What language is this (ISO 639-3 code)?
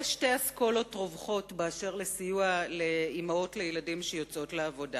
heb